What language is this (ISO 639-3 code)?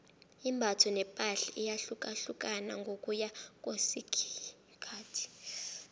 nbl